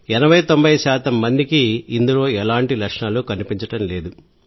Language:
Telugu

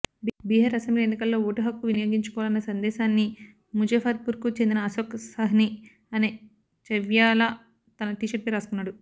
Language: Telugu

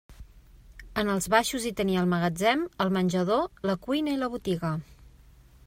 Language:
Catalan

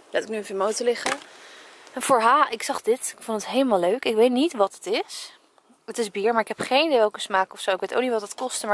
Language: Dutch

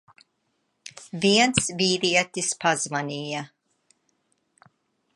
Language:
Latvian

